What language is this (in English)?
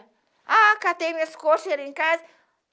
Portuguese